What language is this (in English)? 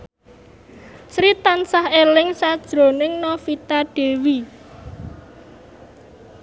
Javanese